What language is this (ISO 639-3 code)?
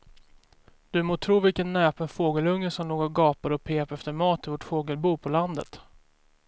swe